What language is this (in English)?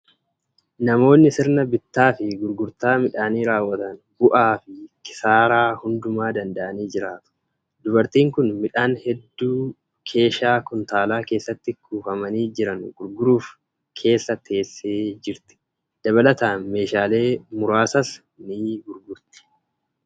Oromo